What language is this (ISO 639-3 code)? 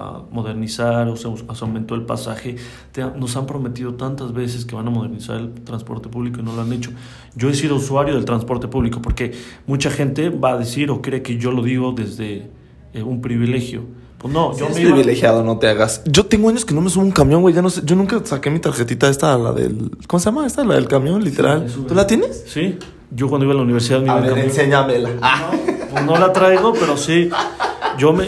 spa